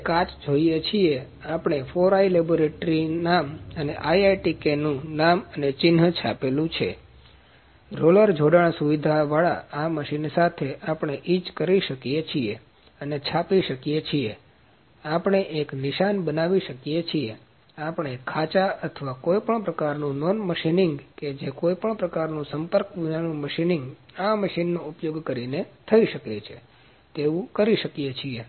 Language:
Gujarati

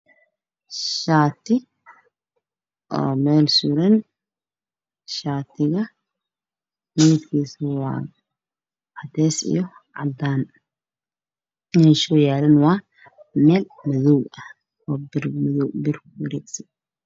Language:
Somali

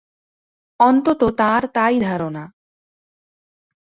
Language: Bangla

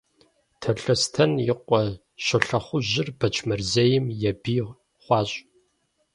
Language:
Kabardian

